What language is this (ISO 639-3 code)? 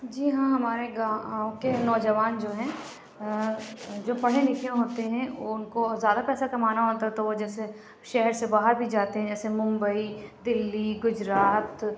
urd